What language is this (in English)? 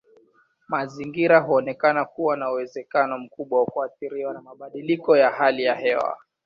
Swahili